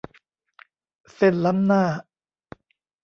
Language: Thai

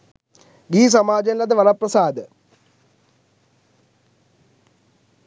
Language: Sinhala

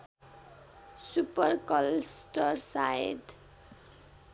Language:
Nepali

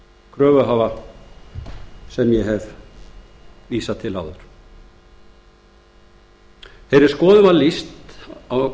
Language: Icelandic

